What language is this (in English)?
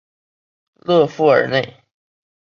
Chinese